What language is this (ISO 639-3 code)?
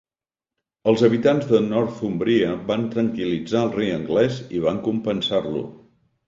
cat